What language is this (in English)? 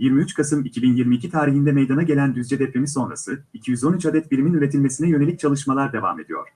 Turkish